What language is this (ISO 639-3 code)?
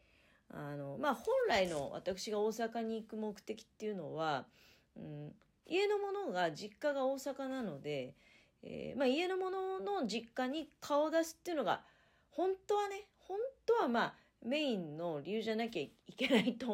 jpn